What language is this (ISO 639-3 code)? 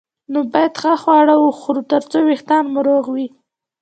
pus